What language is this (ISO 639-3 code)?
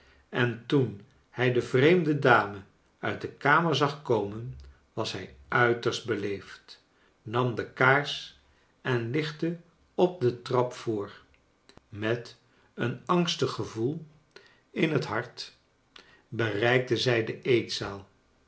nld